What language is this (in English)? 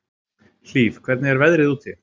Icelandic